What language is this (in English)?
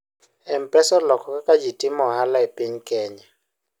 Luo (Kenya and Tanzania)